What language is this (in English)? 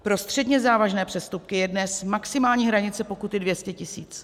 Czech